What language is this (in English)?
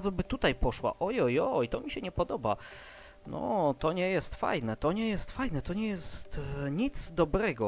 Polish